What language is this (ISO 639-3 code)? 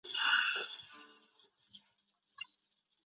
zho